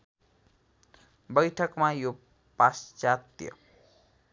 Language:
Nepali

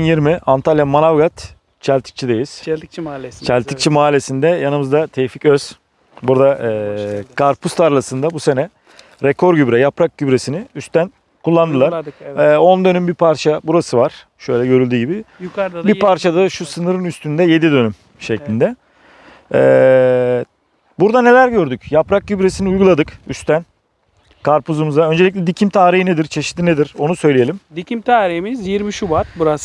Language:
Turkish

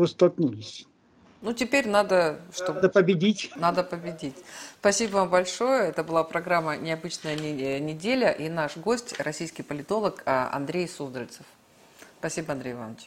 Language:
Russian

